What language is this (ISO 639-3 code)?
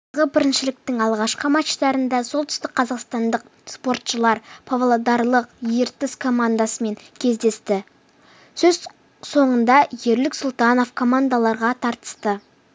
kaz